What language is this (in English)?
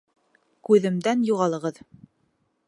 Bashkir